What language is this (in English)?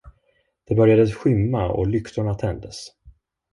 Swedish